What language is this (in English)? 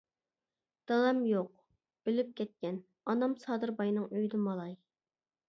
Uyghur